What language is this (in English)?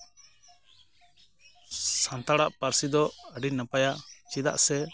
Santali